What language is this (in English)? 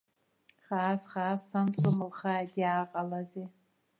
Abkhazian